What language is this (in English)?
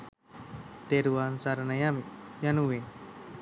Sinhala